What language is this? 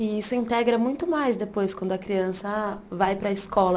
Portuguese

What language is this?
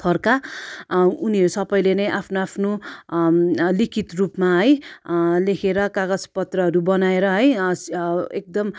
Nepali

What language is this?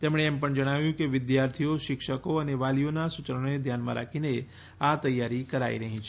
Gujarati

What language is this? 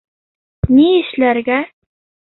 Bashkir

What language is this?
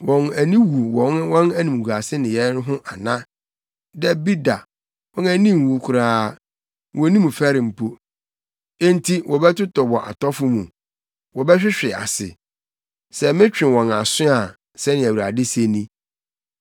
Akan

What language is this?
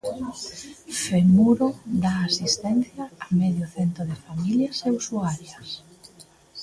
Galician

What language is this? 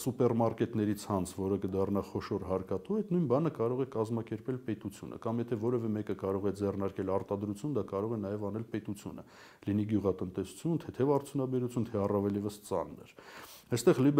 Turkish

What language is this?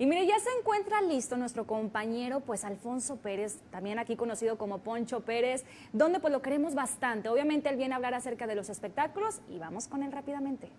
Spanish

